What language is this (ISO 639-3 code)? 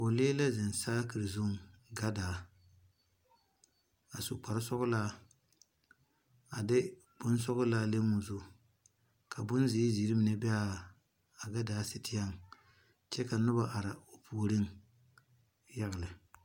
dga